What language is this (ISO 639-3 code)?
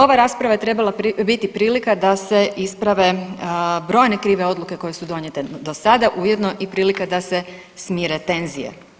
hrv